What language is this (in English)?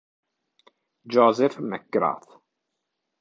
Italian